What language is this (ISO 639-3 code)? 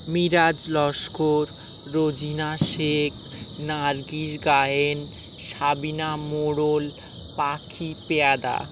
ben